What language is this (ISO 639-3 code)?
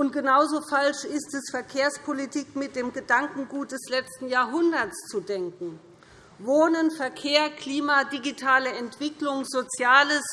deu